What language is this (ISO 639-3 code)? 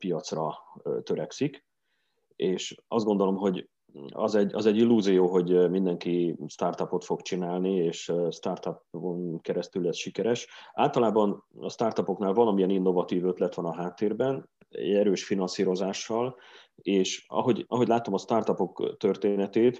hun